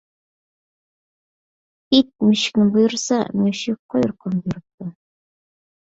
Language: Uyghur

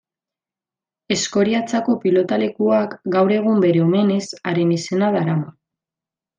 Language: Basque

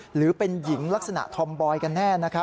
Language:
Thai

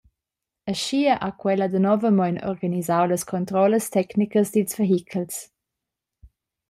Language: Romansh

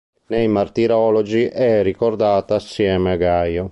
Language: Italian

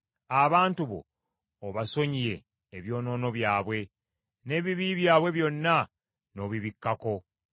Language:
Ganda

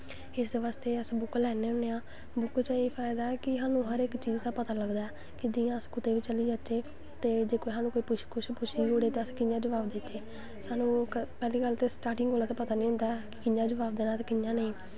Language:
Dogri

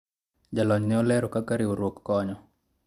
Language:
Luo (Kenya and Tanzania)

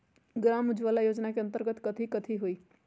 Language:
Magahi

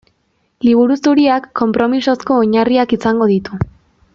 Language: Basque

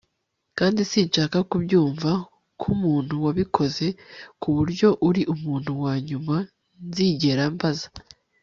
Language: Kinyarwanda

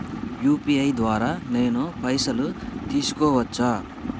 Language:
Telugu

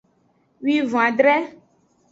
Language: Aja (Benin)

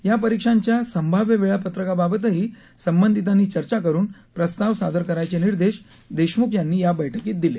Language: Marathi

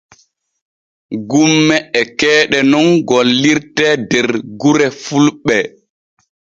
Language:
Borgu Fulfulde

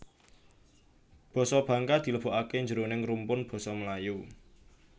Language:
Javanese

